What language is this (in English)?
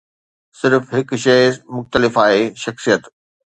Sindhi